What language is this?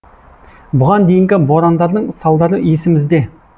Kazakh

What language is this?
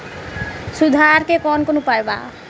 Bhojpuri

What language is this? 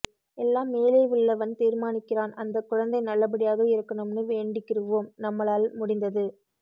Tamil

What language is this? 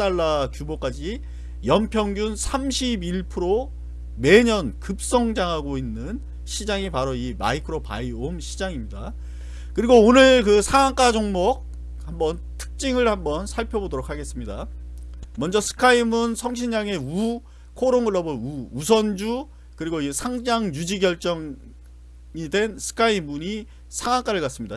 Korean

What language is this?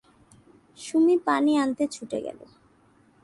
Bangla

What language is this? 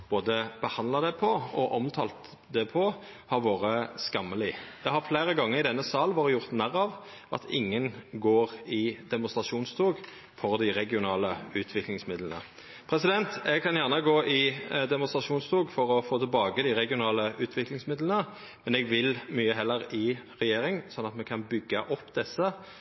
Norwegian Nynorsk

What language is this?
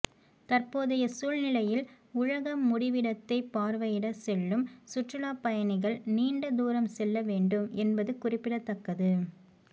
Tamil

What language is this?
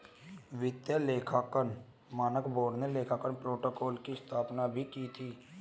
Hindi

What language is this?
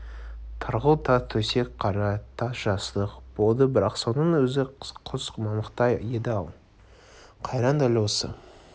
Kazakh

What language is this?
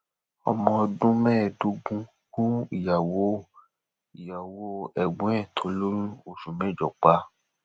Yoruba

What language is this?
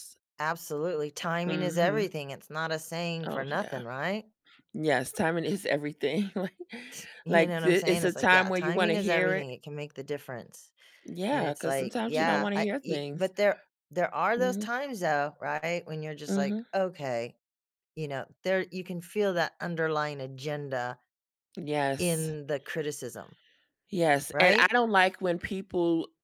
English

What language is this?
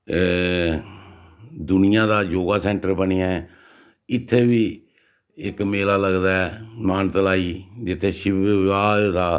Dogri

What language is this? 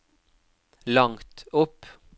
Norwegian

